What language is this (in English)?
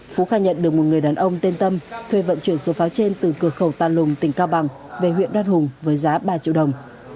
Vietnamese